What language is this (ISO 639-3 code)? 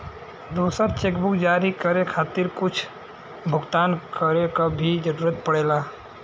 bho